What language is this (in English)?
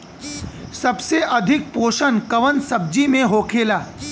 Bhojpuri